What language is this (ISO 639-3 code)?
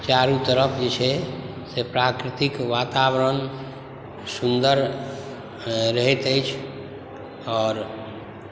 mai